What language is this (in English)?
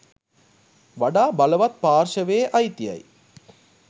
Sinhala